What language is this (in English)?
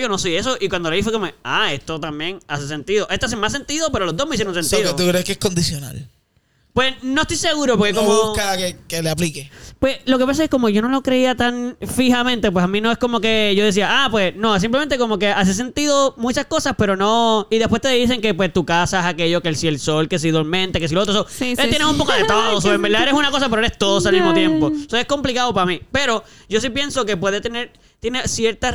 Spanish